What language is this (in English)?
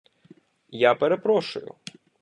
Ukrainian